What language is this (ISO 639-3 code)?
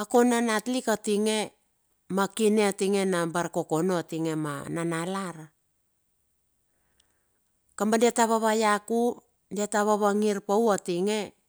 bxf